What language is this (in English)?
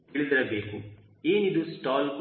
Kannada